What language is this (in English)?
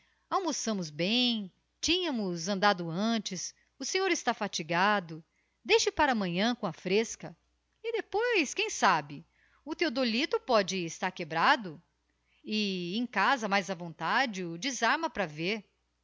Portuguese